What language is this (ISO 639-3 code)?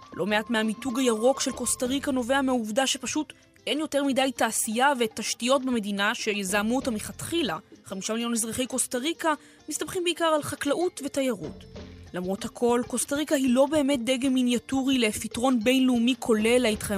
heb